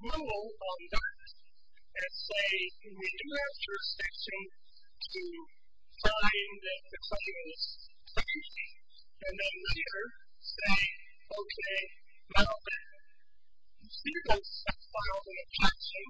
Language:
English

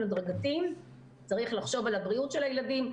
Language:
Hebrew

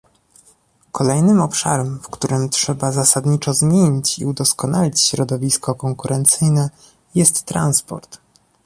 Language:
Polish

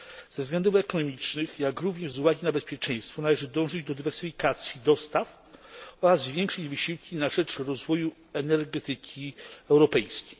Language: Polish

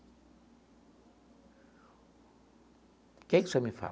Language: Portuguese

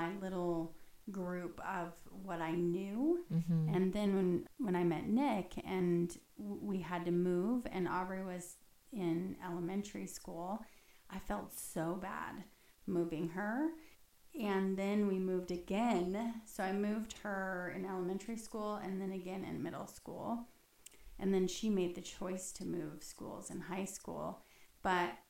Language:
English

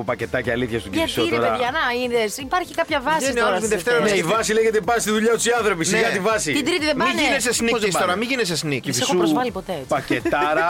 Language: Greek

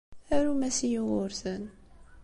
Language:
Kabyle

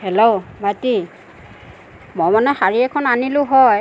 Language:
Assamese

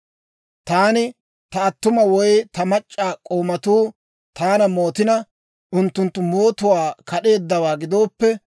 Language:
Dawro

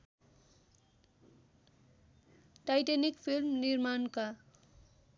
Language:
Nepali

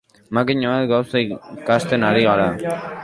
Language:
Basque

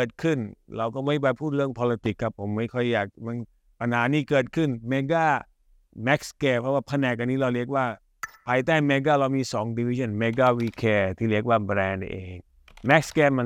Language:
Thai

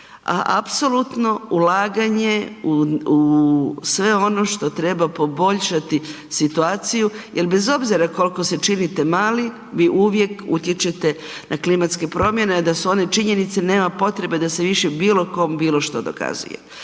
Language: Croatian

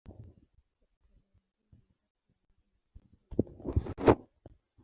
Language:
Swahili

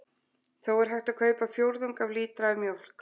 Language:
Icelandic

